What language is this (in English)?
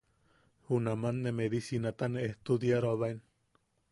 Yaqui